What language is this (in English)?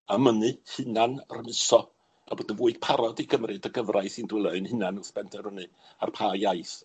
Welsh